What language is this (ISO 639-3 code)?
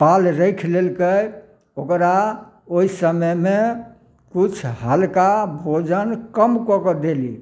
mai